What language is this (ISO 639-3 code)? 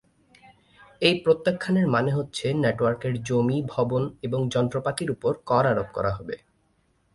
ben